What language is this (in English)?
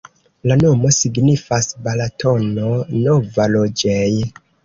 Esperanto